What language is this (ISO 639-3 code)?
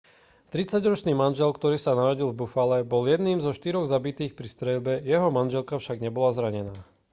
slk